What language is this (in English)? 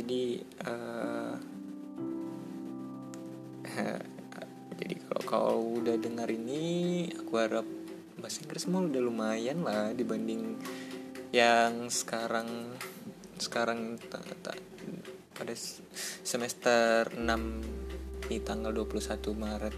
Indonesian